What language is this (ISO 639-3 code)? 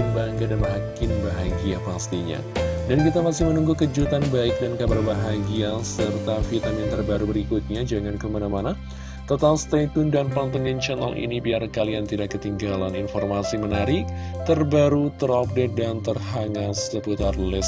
ind